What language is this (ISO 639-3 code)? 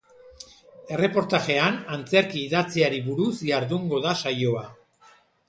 eus